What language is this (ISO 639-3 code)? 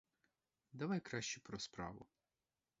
ukr